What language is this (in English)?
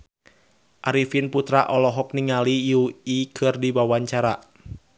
Sundanese